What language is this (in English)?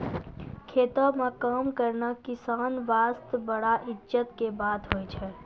Maithili